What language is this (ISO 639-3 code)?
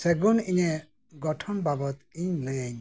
sat